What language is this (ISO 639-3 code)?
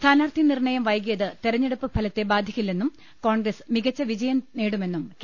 mal